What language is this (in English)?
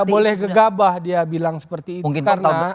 Indonesian